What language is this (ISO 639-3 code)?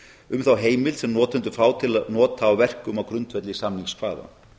isl